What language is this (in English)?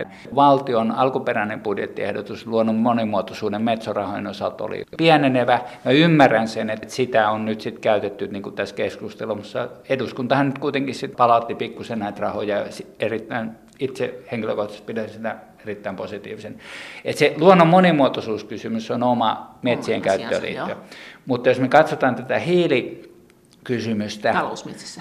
Finnish